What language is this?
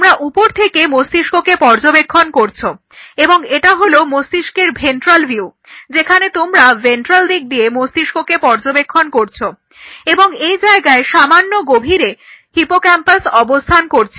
Bangla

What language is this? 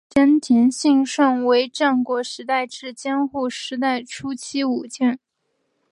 Chinese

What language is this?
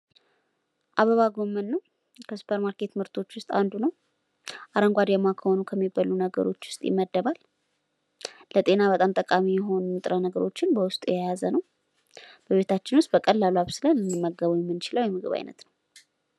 Amharic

